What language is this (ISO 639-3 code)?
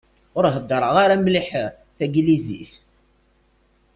kab